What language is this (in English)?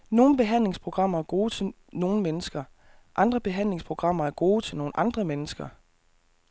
Danish